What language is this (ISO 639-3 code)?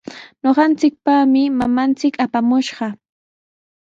qws